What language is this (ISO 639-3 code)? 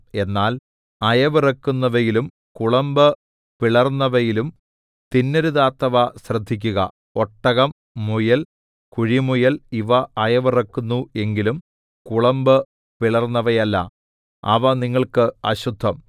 mal